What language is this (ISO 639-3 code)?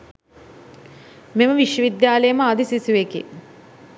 sin